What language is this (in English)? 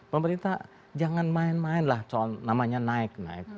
Indonesian